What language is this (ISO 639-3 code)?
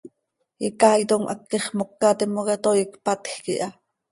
sei